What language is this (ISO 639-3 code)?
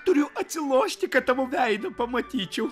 lit